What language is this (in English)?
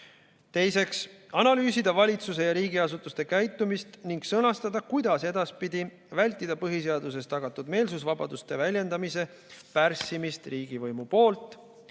Estonian